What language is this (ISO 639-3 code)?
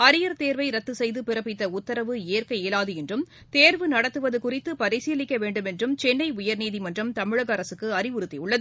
tam